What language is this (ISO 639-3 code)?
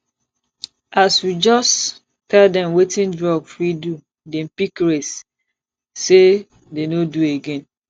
pcm